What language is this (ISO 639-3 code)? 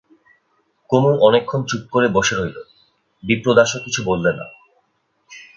ben